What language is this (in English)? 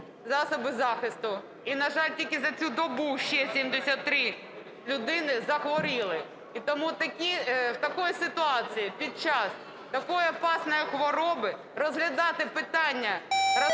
Ukrainian